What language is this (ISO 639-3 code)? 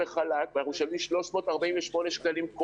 heb